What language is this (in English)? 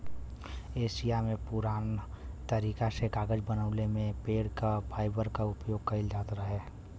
Bhojpuri